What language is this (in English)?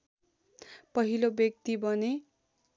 Nepali